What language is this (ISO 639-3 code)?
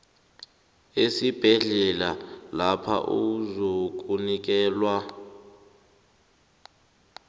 nbl